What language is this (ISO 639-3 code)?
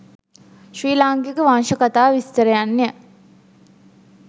sin